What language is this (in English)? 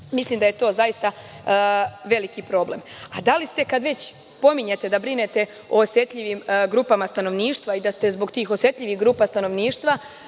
Serbian